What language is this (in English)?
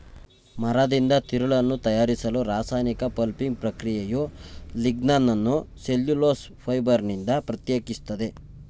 Kannada